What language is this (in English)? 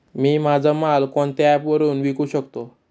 Marathi